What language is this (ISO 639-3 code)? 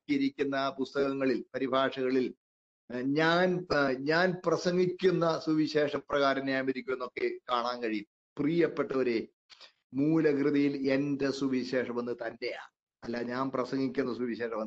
mal